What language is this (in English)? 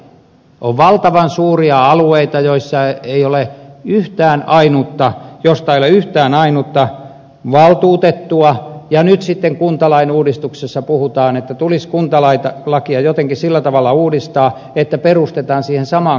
Finnish